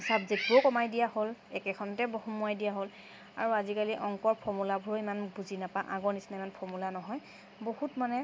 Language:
Assamese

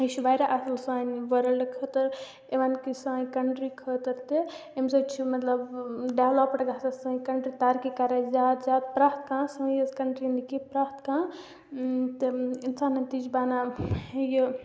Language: Kashmiri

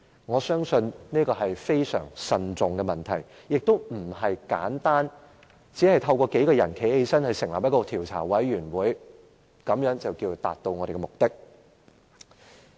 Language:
Cantonese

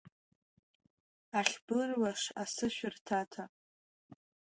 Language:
Abkhazian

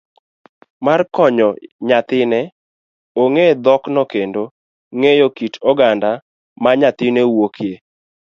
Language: Luo (Kenya and Tanzania)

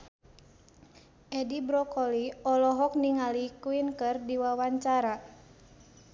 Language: Sundanese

